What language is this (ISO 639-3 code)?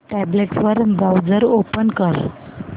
mar